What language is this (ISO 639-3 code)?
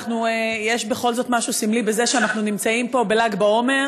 heb